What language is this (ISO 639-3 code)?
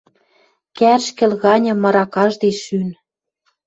mrj